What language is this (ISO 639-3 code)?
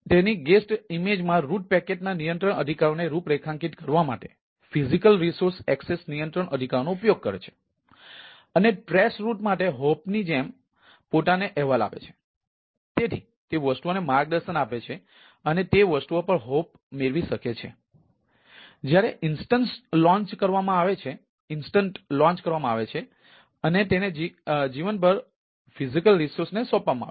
guj